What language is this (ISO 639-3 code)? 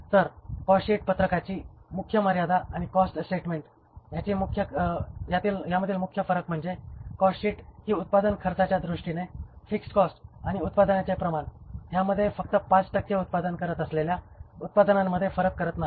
mar